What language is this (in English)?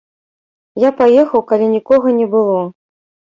Belarusian